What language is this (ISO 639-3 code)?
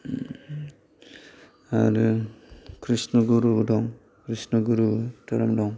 brx